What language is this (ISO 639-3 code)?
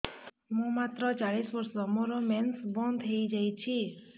ori